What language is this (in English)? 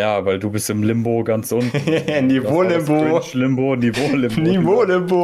German